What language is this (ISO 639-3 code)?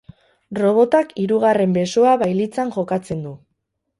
eus